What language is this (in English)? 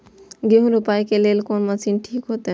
Maithili